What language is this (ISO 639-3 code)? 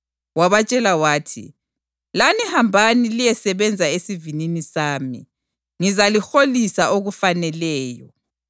nde